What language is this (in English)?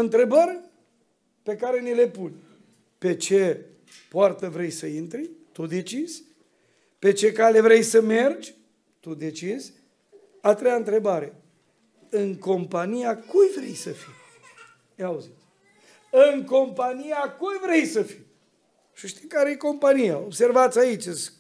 Romanian